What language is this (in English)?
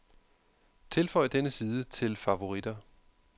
Danish